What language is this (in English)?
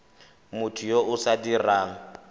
Tswana